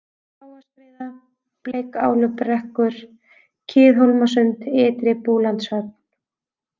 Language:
Icelandic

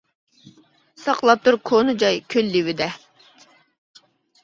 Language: Uyghur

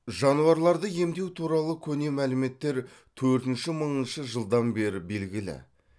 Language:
Kazakh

